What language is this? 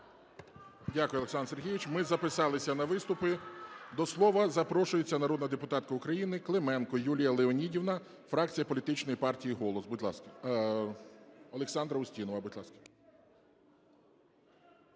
Ukrainian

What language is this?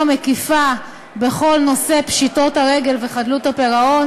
Hebrew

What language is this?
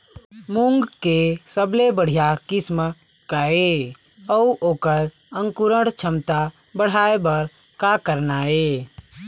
Chhattisgarhi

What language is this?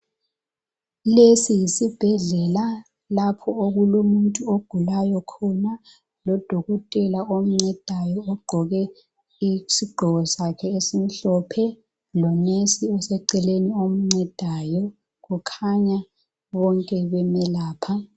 North Ndebele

